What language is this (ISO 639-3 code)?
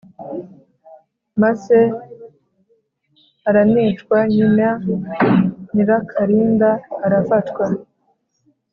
kin